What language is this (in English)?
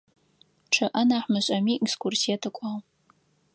Adyghe